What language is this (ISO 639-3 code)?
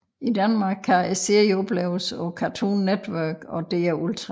dan